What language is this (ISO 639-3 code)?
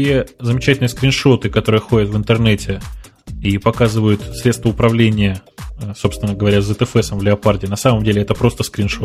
rus